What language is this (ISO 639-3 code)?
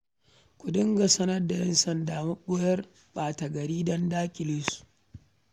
hau